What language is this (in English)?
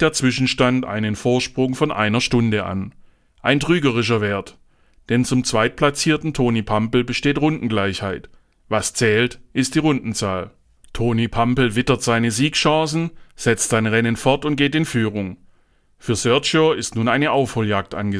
German